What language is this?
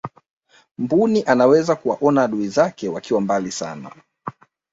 Swahili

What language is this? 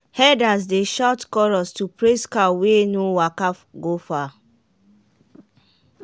Nigerian Pidgin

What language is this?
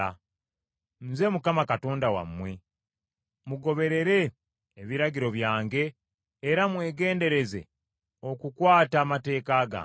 Ganda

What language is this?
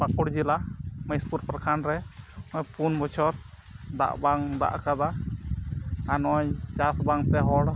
Santali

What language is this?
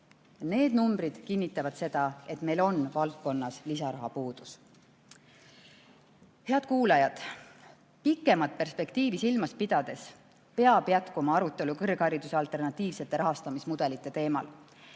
Estonian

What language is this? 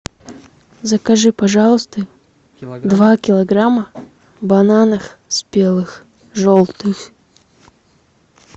Russian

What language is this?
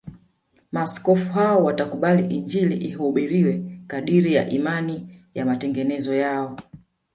Swahili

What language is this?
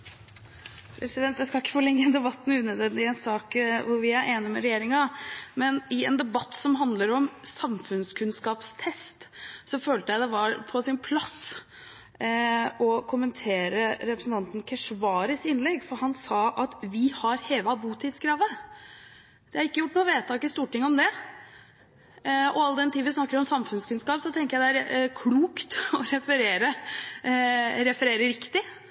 Norwegian Bokmål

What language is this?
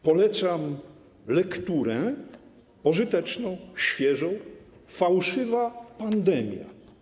Polish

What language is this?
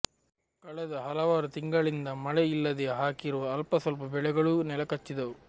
Kannada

